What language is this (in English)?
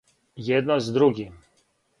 Serbian